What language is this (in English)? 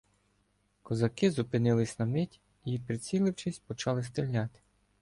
Ukrainian